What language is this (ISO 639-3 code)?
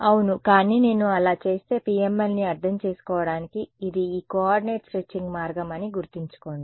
tel